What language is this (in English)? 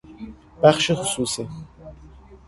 Persian